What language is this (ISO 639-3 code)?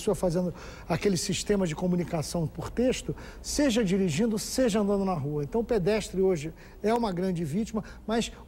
por